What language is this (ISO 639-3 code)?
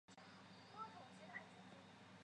zho